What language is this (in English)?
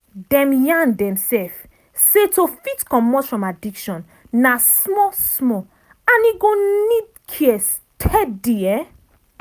Nigerian Pidgin